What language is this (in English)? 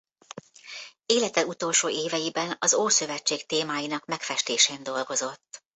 Hungarian